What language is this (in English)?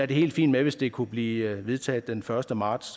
Danish